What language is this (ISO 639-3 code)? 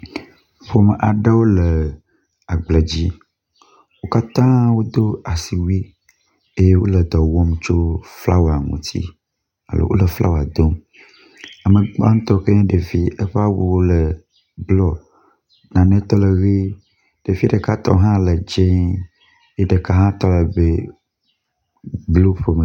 ewe